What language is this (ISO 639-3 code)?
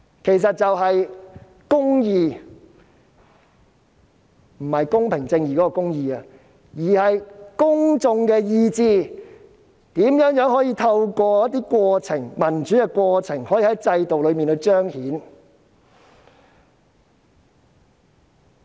yue